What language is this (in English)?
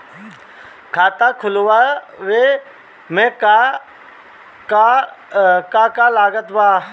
Bhojpuri